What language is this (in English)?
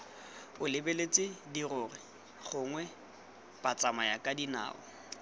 Tswana